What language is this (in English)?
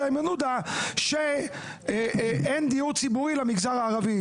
Hebrew